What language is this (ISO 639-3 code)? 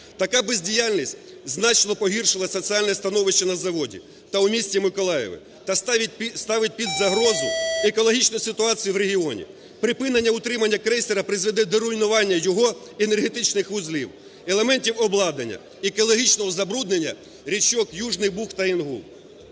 ukr